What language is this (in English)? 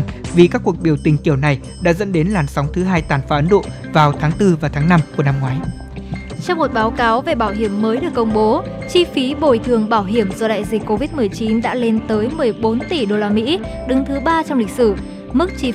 Vietnamese